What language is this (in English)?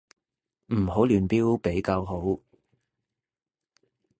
Cantonese